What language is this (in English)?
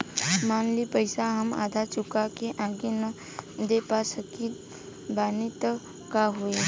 Bhojpuri